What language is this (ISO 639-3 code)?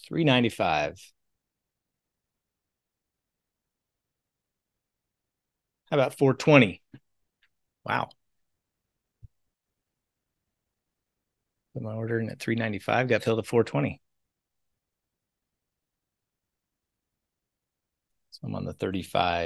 eng